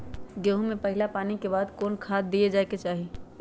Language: Magahi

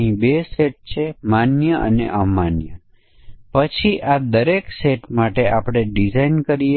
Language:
Gujarati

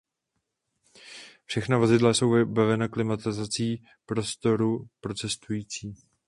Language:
Czech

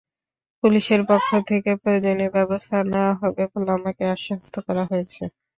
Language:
Bangla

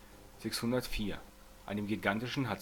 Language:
German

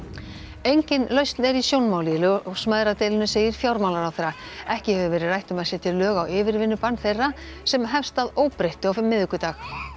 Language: Icelandic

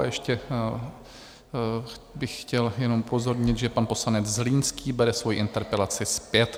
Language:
Czech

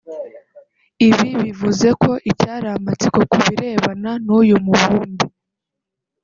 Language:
Kinyarwanda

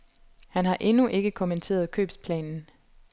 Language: Danish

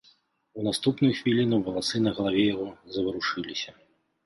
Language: Belarusian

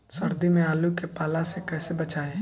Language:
Bhojpuri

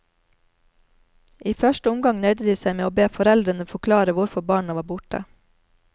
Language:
Norwegian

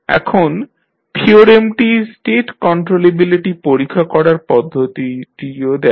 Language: Bangla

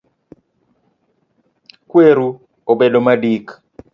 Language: Luo (Kenya and Tanzania)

